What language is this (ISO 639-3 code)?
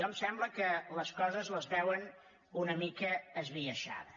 cat